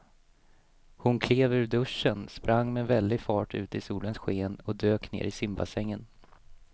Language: Swedish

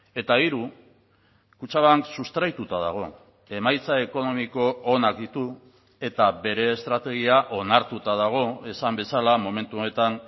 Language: Basque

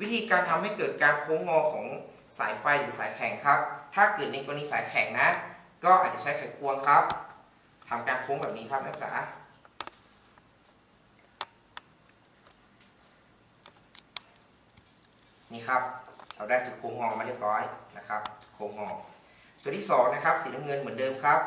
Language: Thai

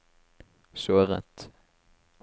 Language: Norwegian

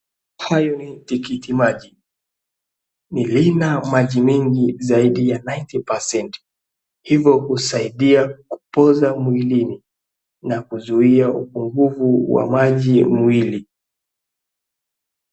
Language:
Swahili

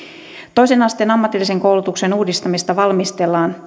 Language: Finnish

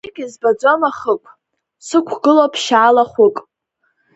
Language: Abkhazian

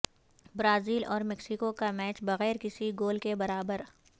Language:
Urdu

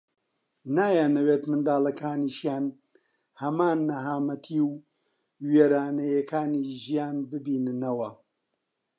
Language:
Central Kurdish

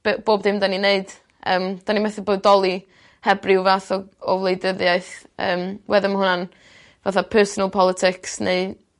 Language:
Welsh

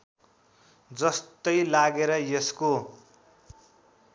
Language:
Nepali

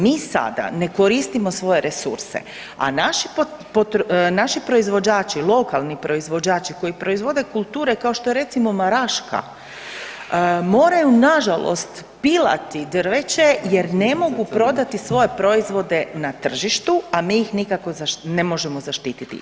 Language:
Croatian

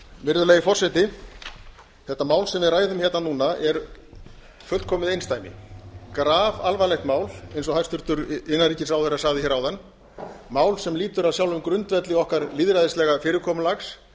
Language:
Icelandic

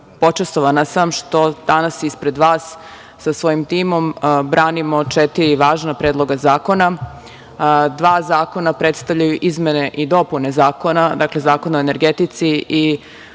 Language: Serbian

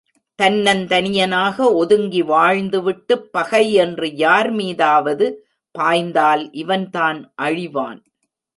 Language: Tamil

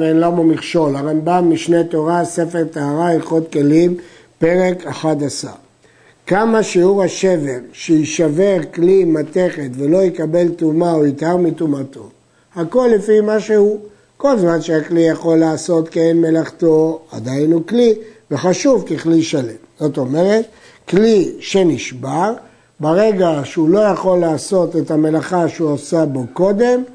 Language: Hebrew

